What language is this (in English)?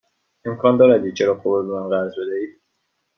Persian